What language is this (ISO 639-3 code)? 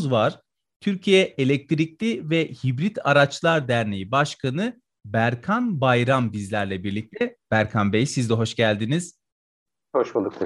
tur